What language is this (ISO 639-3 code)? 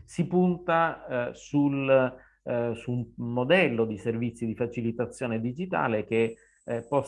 ita